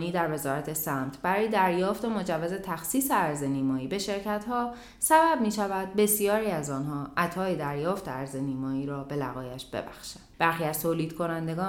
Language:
Persian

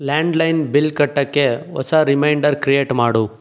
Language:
Kannada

